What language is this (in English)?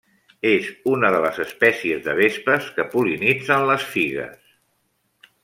Catalan